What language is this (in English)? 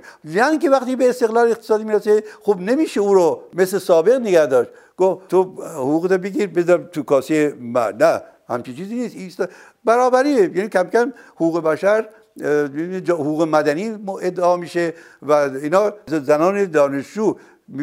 Persian